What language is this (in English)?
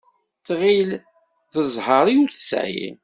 Kabyle